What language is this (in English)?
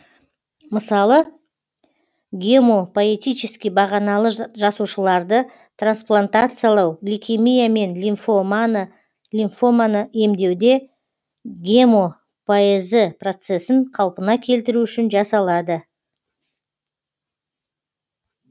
Kazakh